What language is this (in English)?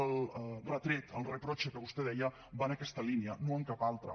Catalan